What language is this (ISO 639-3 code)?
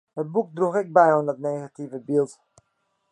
fry